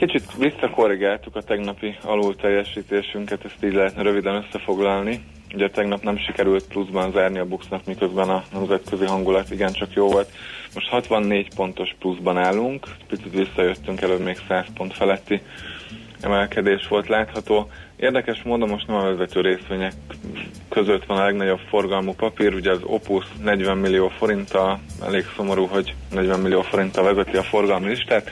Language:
Hungarian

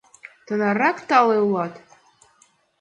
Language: Mari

